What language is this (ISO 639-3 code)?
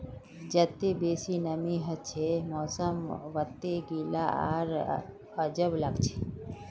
mag